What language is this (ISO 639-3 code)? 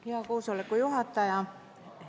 est